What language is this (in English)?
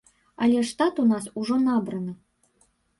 Belarusian